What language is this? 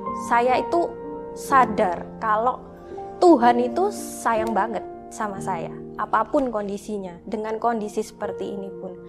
Indonesian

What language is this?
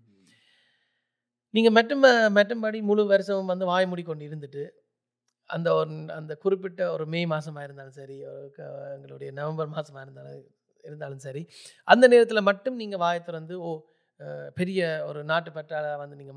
Tamil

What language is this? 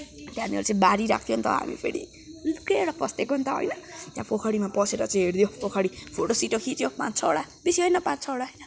Nepali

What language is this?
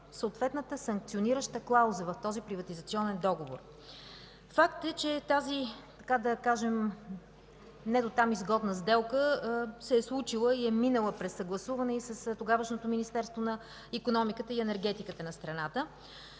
Bulgarian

